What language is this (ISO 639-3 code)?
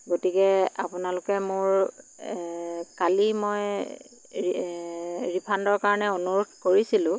asm